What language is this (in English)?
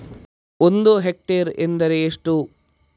Kannada